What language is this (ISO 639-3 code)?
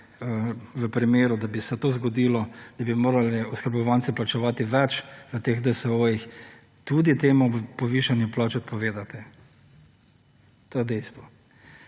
slv